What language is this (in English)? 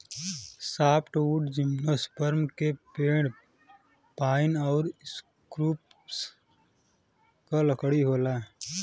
Bhojpuri